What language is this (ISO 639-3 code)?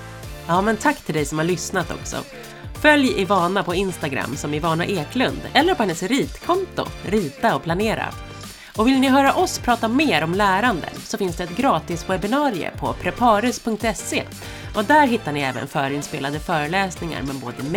swe